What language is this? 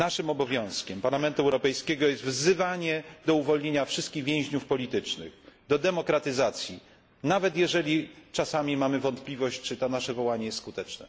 Polish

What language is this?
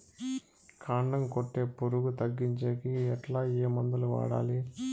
Telugu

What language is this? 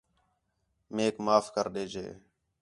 Khetrani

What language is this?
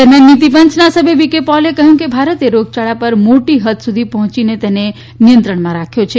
Gujarati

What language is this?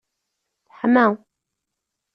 Kabyle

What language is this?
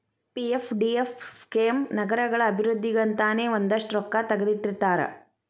Kannada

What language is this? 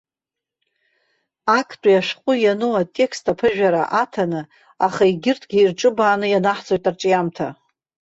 Abkhazian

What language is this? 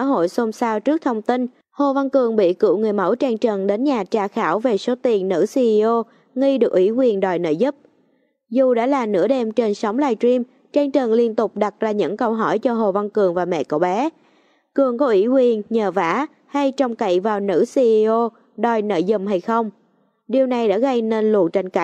Vietnamese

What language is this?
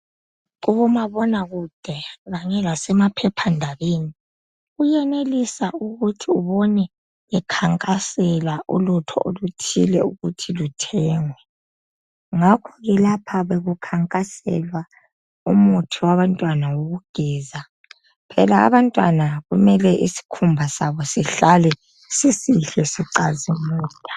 North Ndebele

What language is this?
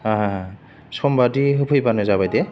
Bodo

